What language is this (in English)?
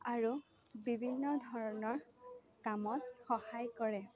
Assamese